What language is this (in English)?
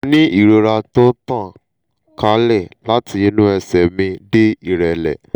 Yoruba